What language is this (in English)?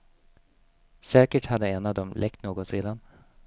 Swedish